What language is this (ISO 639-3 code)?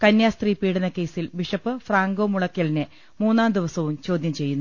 mal